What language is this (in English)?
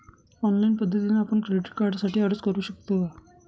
Marathi